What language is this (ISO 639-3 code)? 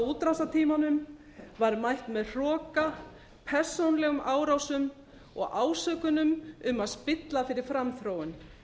isl